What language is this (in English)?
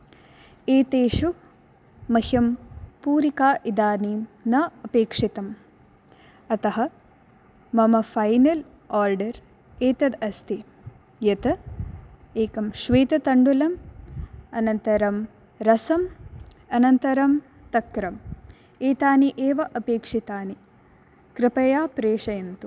Sanskrit